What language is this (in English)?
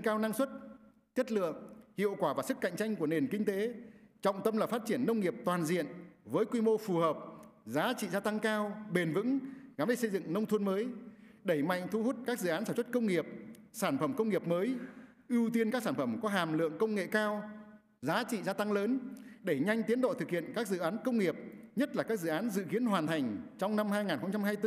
Vietnamese